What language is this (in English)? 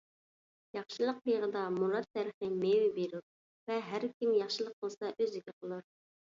Uyghur